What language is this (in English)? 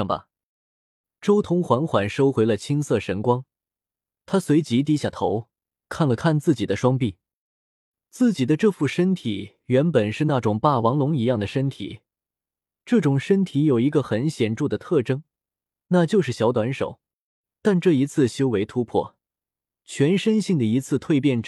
Chinese